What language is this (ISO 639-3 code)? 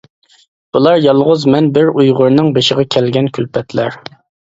uig